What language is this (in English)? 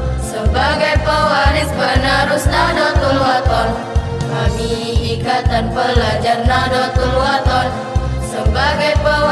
Indonesian